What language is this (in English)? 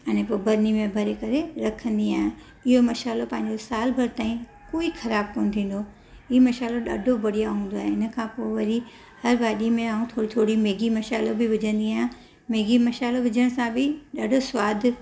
Sindhi